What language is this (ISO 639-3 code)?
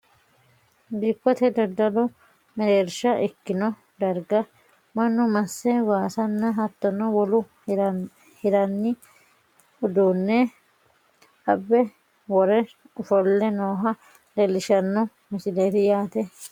sid